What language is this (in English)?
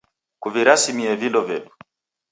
Taita